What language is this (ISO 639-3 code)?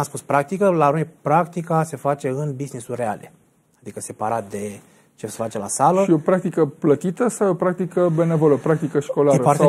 ron